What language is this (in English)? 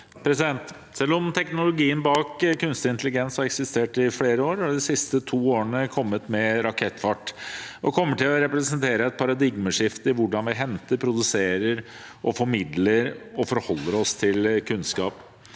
Norwegian